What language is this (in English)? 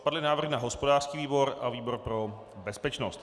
Czech